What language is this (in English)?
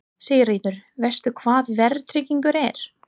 Icelandic